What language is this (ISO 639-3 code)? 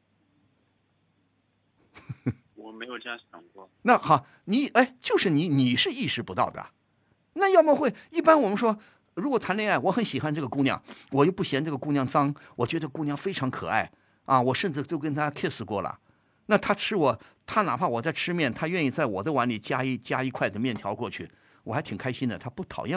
zho